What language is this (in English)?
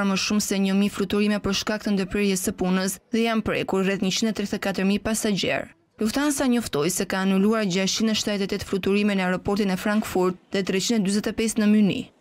Romanian